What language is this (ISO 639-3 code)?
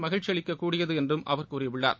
tam